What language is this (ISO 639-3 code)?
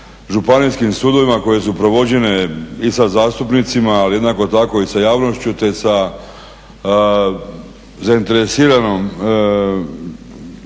hrv